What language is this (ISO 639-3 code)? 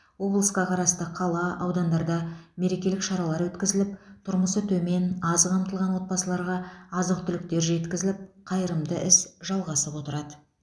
kaz